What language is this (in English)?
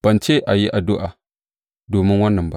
Hausa